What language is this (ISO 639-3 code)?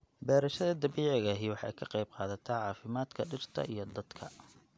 som